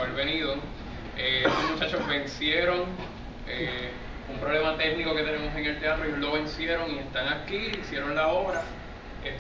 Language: Spanish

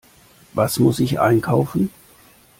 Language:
German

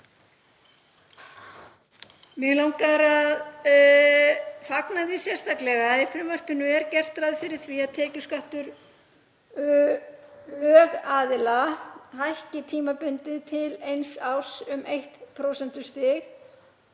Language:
Icelandic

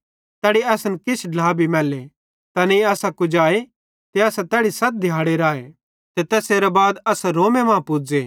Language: Bhadrawahi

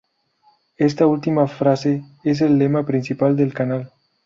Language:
Spanish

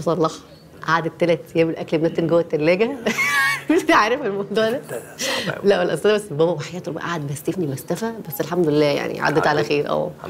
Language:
Arabic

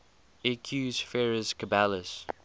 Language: English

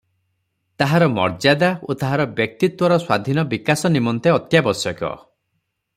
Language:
Odia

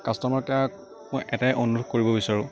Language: Assamese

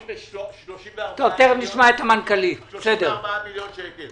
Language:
Hebrew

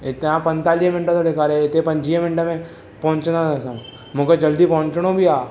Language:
Sindhi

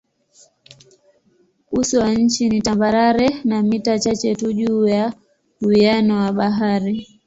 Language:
Swahili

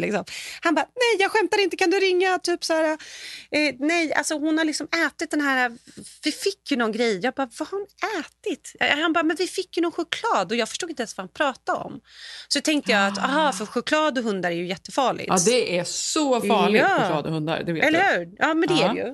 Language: Swedish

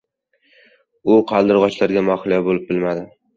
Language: Uzbek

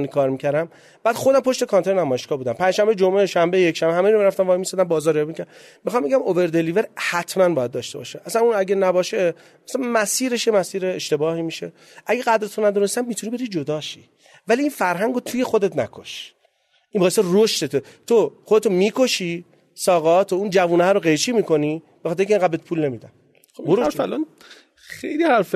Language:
Persian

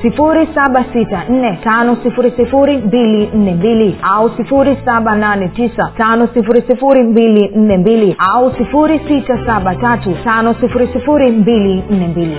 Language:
Swahili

